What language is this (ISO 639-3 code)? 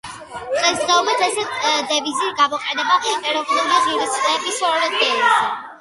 kat